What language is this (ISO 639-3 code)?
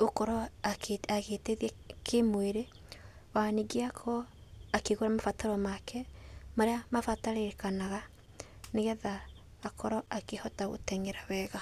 kik